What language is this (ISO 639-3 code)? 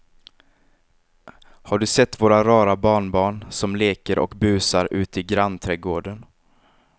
swe